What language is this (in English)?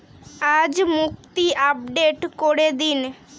Bangla